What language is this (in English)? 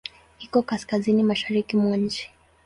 Swahili